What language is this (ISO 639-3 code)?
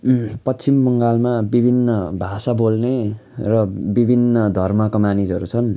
nep